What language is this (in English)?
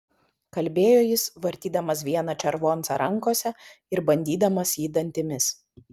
Lithuanian